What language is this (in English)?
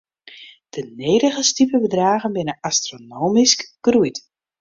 Western Frisian